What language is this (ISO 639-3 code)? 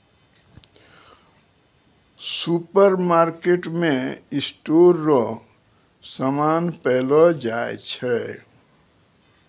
mai